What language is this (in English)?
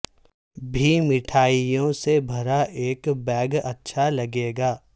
Urdu